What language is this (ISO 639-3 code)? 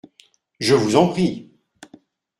fra